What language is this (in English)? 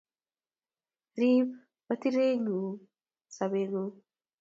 Kalenjin